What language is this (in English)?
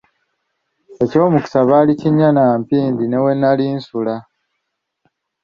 Ganda